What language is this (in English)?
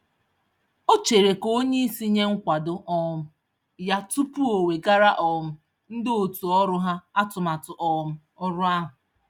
Igbo